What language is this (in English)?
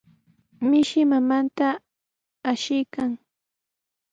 Sihuas Ancash Quechua